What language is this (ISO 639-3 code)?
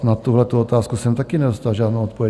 ces